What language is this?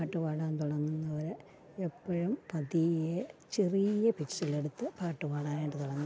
Malayalam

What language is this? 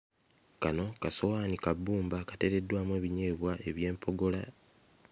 Ganda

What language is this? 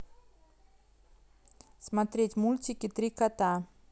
Russian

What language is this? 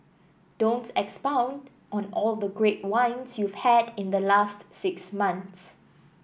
English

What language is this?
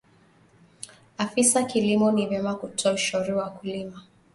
Swahili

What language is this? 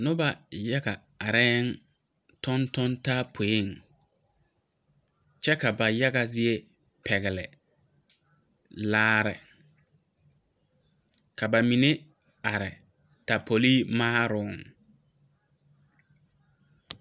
Southern Dagaare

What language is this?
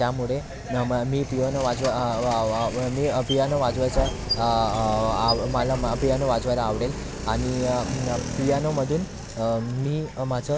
Marathi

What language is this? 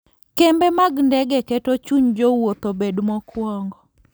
Luo (Kenya and Tanzania)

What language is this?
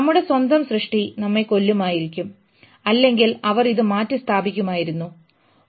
Malayalam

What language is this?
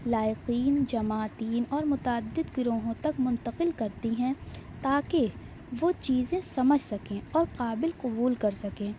Urdu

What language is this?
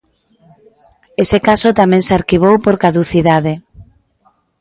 Galician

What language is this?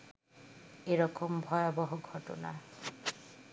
Bangla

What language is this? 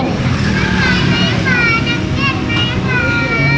Thai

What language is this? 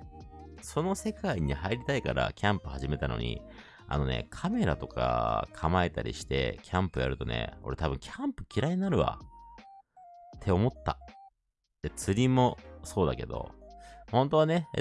Japanese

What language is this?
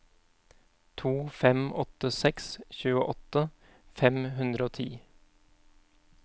Norwegian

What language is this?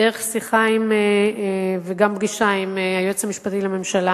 Hebrew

